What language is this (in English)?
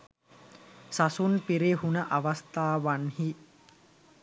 Sinhala